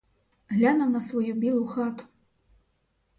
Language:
Ukrainian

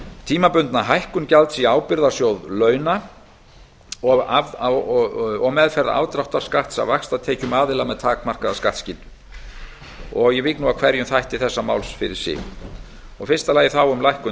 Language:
Icelandic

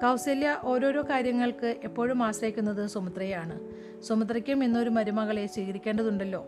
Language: Malayalam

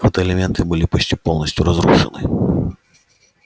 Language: Russian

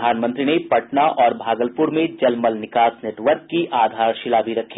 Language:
Hindi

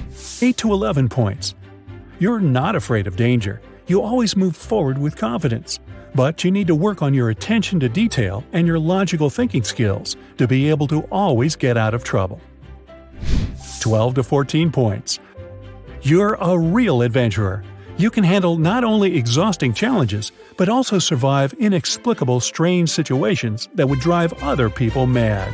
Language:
English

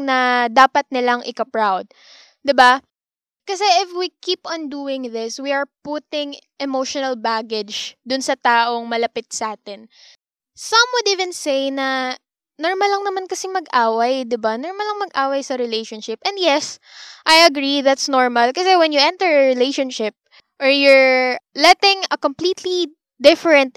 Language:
Filipino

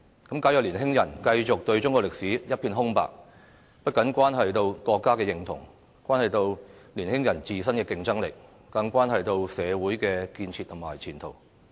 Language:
Cantonese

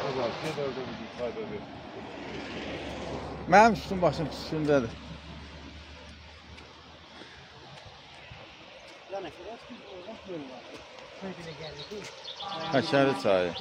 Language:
Turkish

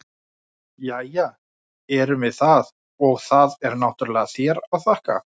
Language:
Icelandic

